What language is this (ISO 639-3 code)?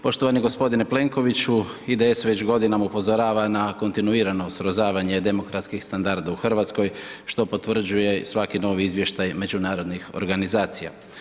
hrv